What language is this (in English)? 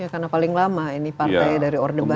Indonesian